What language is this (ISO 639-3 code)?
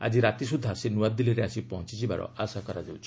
ori